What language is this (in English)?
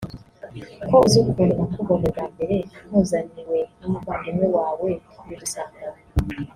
Kinyarwanda